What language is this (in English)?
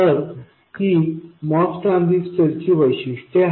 Marathi